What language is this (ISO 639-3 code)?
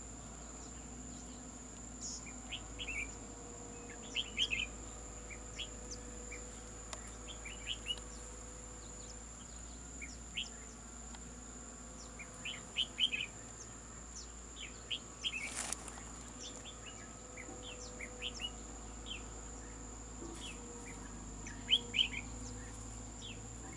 vie